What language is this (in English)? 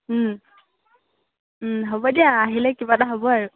Assamese